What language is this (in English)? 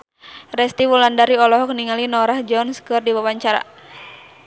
Sundanese